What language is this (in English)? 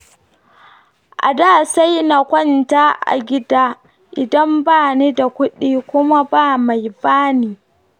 Hausa